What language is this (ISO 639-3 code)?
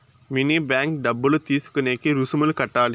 tel